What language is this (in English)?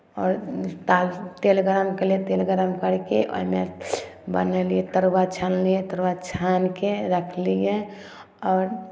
Maithili